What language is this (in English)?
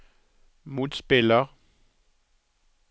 Norwegian